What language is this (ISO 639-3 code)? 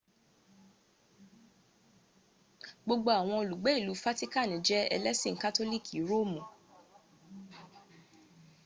yor